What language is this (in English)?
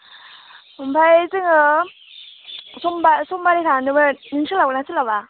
Bodo